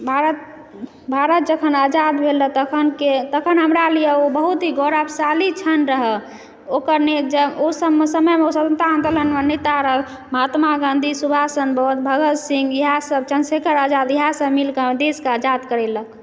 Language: Maithili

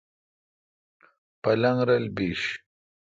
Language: Kalkoti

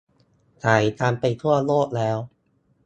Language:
Thai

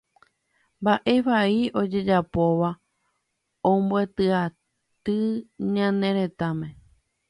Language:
Guarani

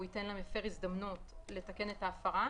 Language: Hebrew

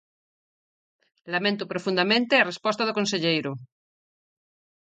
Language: Galician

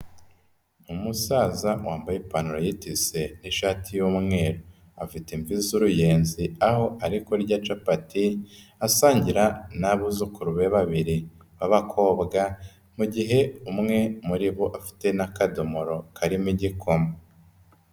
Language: Kinyarwanda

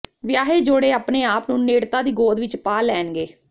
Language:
Punjabi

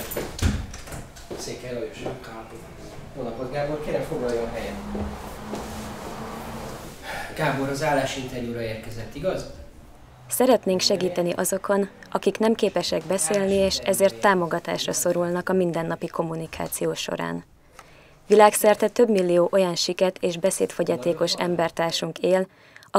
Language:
Hungarian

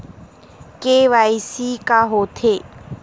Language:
Chhattisgarhi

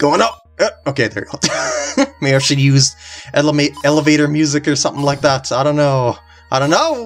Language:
English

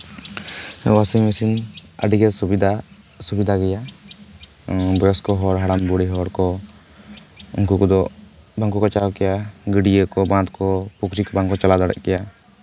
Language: Santali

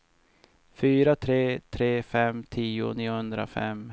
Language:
Swedish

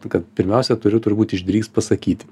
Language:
Lithuanian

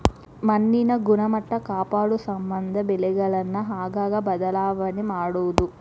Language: Kannada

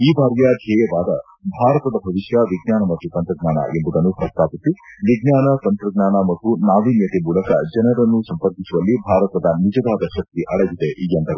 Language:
Kannada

